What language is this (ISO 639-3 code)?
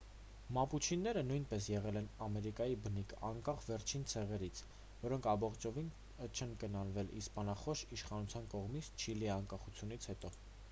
hye